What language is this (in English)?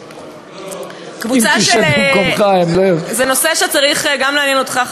Hebrew